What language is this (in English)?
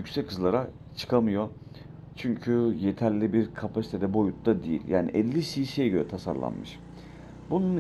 Turkish